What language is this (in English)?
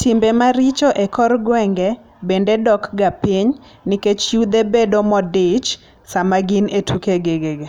Luo (Kenya and Tanzania)